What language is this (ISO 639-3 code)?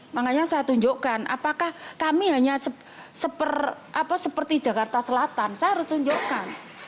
ind